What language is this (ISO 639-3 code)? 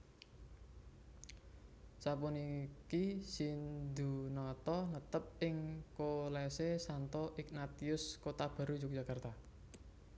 jav